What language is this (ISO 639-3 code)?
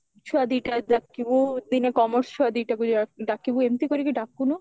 ori